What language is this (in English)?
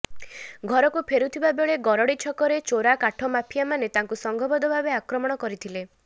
Odia